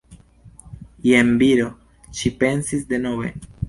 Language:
Esperanto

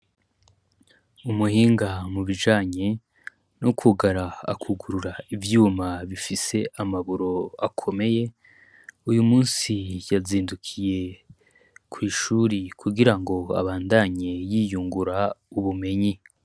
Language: Rundi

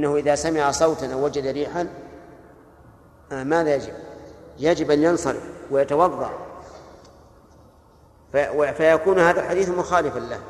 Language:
Arabic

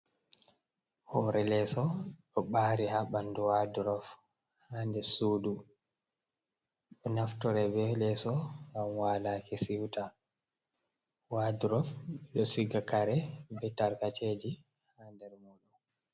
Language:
Fula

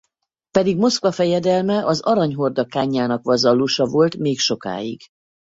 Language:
Hungarian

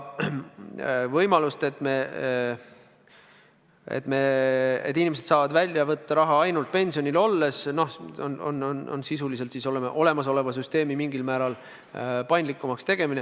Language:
Estonian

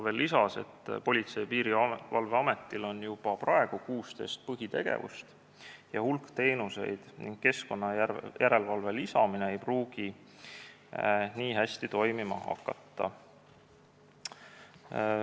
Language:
Estonian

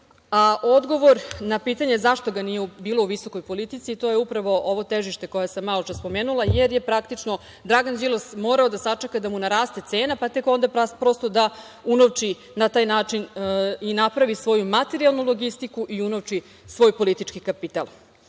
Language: Serbian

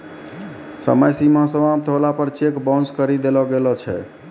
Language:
Maithili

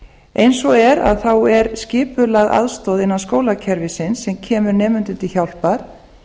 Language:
Icelandic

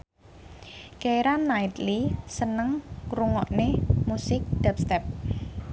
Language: Javanese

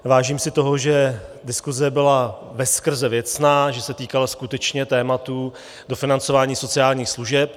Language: Czech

